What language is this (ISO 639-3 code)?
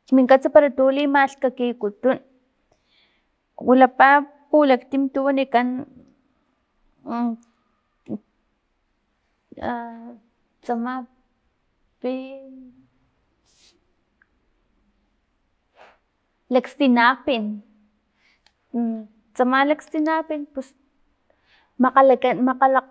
tlp